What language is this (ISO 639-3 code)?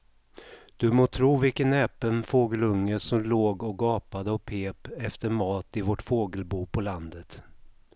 swe